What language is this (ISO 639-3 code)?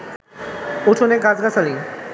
ben